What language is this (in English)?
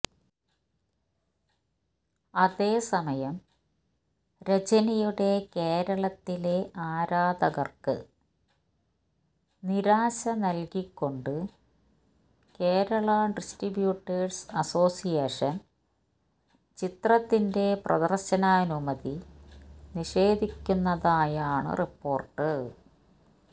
Malayalam